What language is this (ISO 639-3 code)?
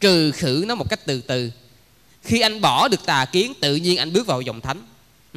vie